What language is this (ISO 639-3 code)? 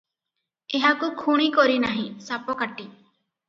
ori